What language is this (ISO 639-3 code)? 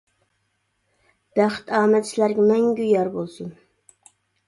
uig